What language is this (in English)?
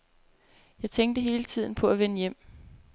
Danish